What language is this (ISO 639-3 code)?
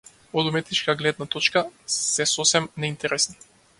mkd